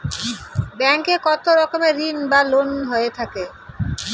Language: Bangla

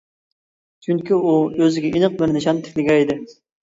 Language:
Uyghur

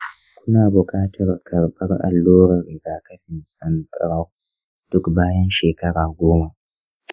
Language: Hausa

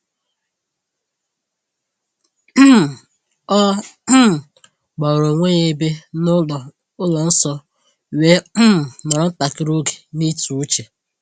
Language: Igbo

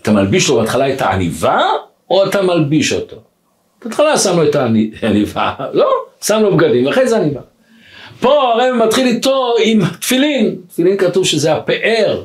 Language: Hebrew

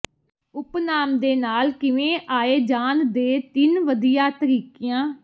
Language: Punjabi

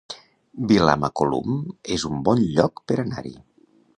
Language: Catalan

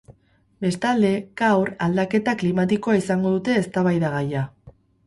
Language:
Basque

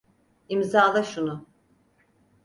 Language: Turkish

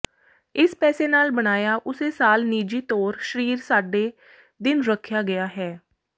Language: Punjabi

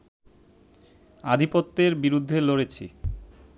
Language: Bangla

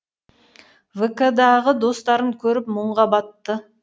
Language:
Kazakh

